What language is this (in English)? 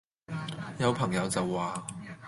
Cantonese